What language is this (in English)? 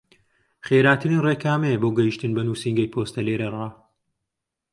Central Kurdish